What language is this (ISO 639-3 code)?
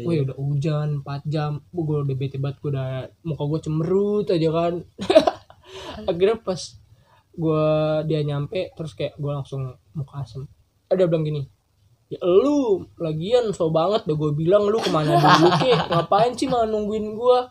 ind